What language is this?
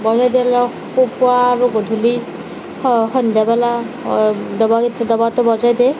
Assamese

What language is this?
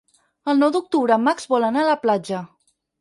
Catalan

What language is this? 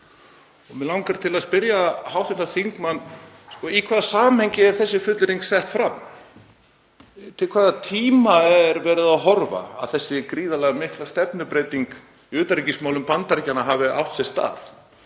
Icelandic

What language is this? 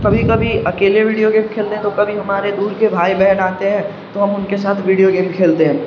Urdu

